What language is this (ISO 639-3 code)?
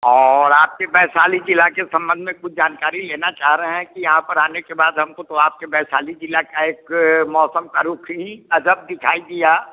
hin